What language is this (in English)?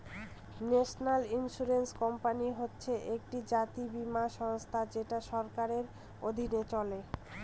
Bangla